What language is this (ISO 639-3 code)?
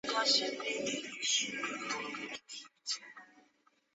zho